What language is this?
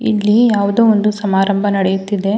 Kannada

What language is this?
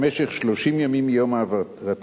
Hebrew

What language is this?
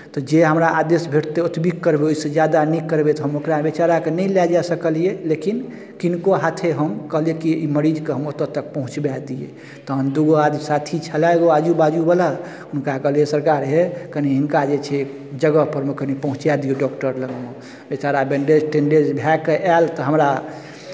Maithili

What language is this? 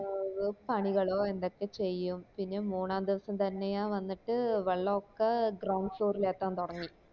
Malayalam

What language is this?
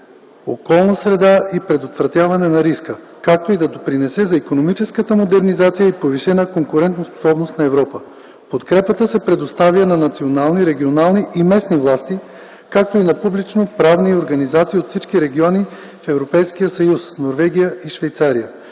Bulgarian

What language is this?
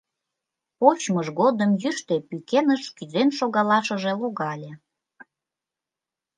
Mari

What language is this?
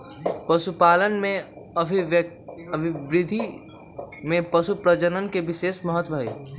Magahi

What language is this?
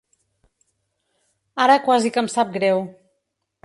Catalan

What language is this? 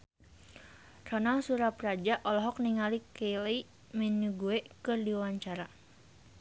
Sundanese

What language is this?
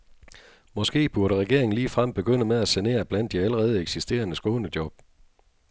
Danish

